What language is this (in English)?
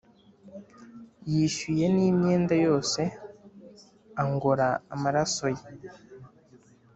Kinyarwanda